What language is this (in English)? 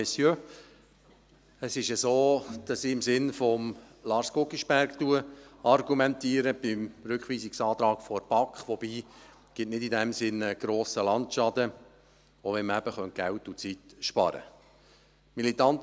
Swiss German